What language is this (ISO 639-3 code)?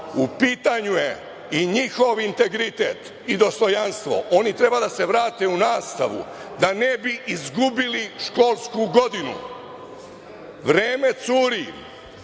srp